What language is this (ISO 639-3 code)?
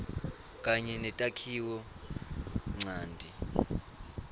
ssw